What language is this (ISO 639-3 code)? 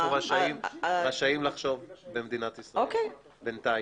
heb